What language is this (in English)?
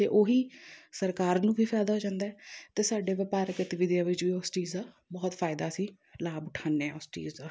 Punjabi